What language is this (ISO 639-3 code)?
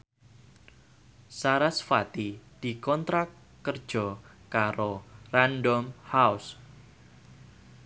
jav